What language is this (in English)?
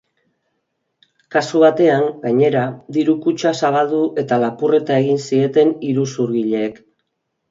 Basque